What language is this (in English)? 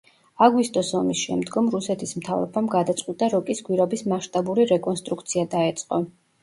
Georgian